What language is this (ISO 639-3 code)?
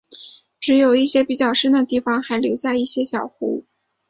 zho